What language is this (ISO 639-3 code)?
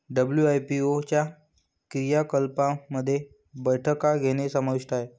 mar